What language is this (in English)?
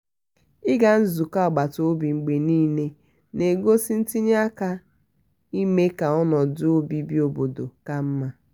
Igbo